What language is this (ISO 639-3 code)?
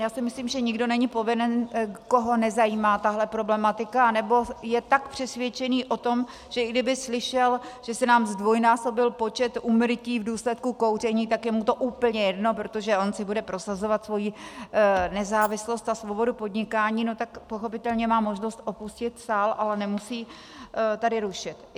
ces